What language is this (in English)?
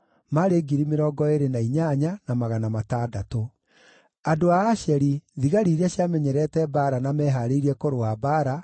Kikuyu